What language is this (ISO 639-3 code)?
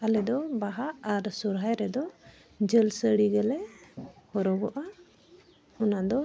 sat